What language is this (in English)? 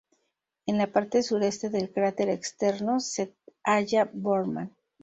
Spanish